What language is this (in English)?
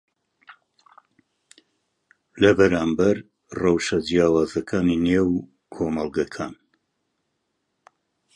Central Kurdish